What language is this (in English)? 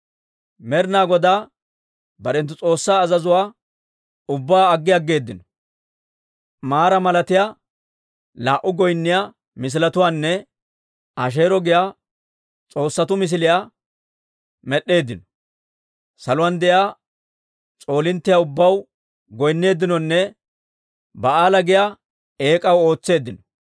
Dawro